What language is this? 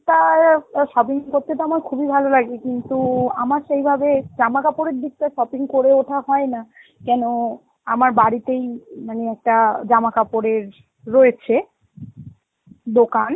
Bangla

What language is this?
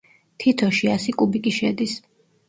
Georgian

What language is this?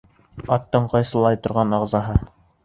Bashkir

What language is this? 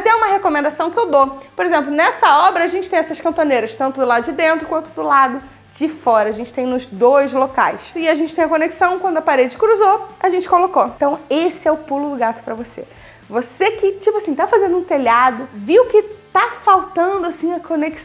Portuguese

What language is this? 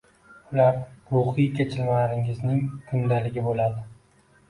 Uzbek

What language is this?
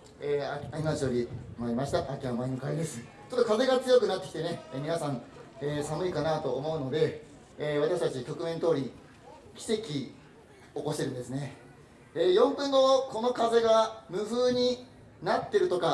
Japanese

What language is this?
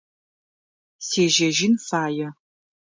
Adyghe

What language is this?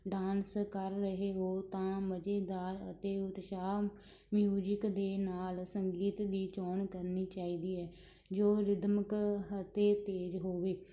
Punjabi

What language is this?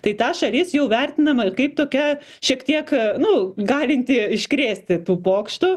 Lithuanian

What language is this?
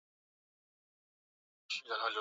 Swahili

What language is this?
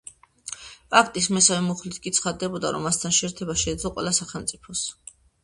Georgian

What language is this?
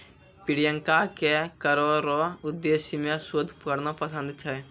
Maithili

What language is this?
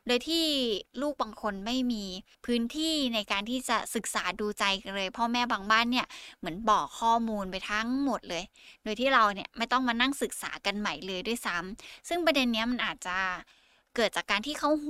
Thai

